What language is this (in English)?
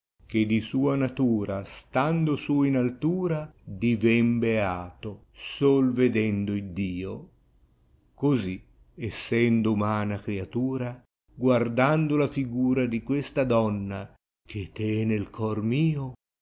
Italian